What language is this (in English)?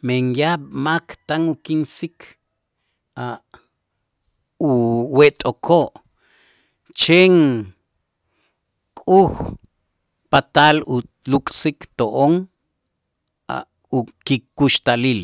Itzá